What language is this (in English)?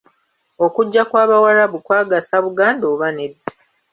Ganda